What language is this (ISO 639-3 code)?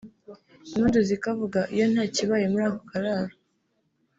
kin